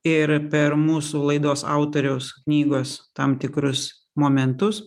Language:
Lithuanian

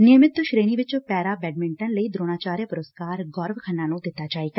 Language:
Punjabi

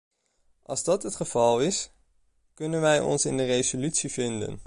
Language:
Dutch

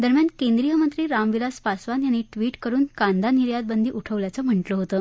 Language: Marathi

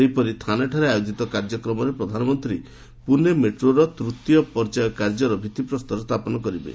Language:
Odia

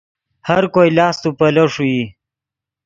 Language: Yidgha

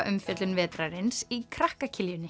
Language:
Icelandic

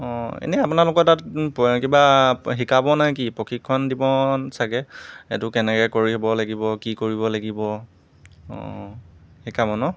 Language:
Assamese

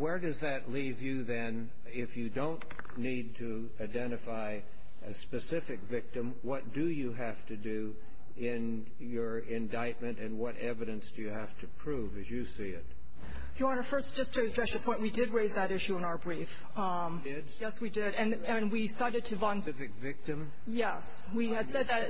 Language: English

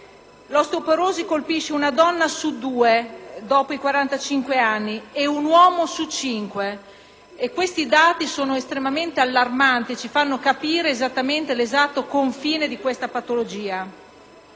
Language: Italian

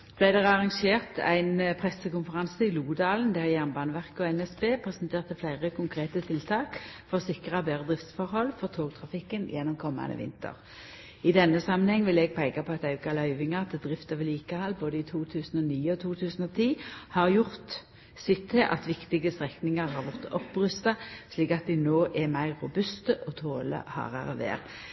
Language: Norwegian Nynorsk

